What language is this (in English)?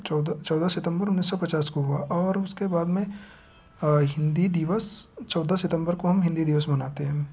Hindi